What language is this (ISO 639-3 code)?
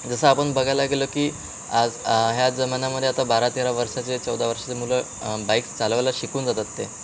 mar